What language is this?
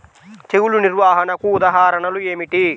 Telugu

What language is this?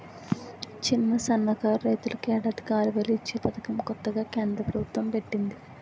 Telugu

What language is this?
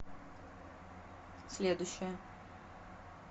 Russian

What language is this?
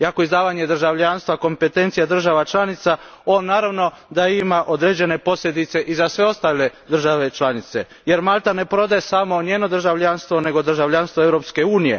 Croatian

